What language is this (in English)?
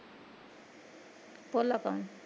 Punjabi